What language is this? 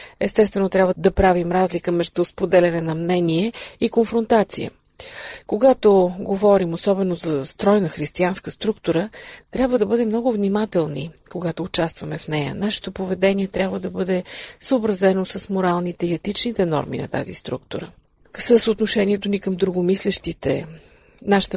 Bulgarian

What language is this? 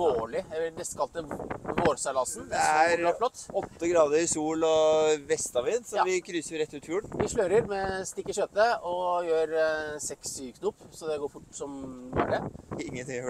Norwegian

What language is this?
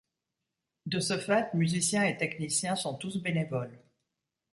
French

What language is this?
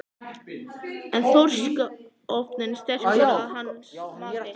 Icelandic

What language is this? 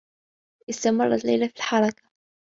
Arabic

